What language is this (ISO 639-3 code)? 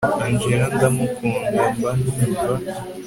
kin